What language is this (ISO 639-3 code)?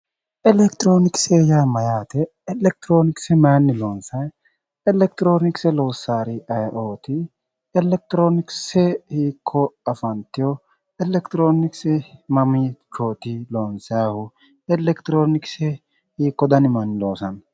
sid